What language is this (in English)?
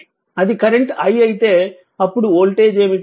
Telugu